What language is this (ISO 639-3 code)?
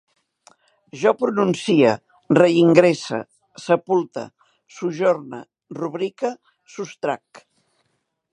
cat